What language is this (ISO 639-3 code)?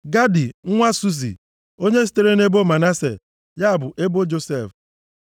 ibo